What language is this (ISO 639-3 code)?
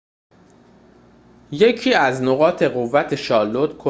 fas